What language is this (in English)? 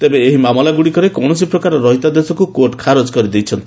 Odia